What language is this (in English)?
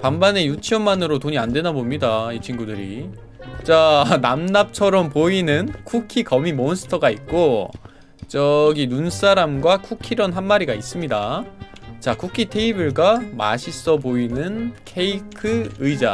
Korean